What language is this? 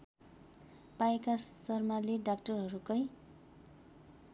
Nepali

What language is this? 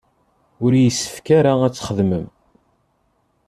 Kabyle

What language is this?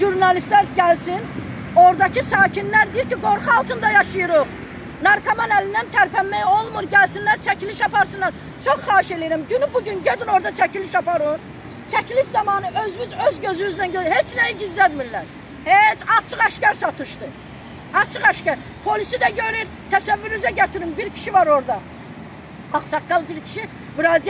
Turkish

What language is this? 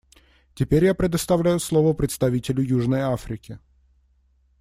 Russian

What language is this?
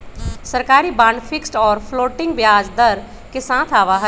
Magahi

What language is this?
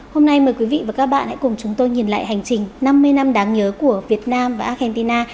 Vietnamese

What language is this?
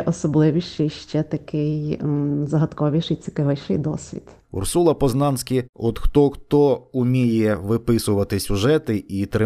Ukrainian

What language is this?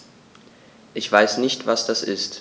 German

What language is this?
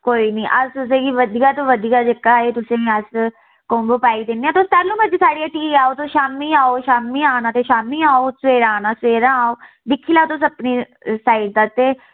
Dogri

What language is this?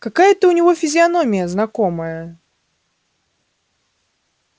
Russian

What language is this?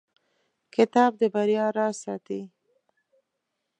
Pashto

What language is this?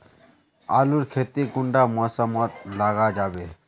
Magahi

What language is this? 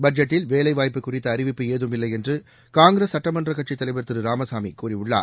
Tamil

